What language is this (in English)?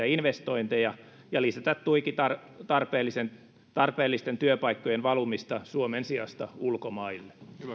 Finnish